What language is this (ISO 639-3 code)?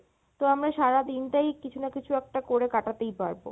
ben